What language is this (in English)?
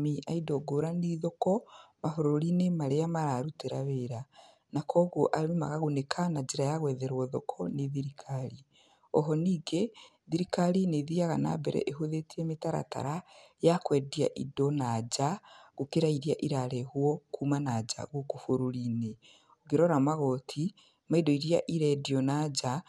Kikuyu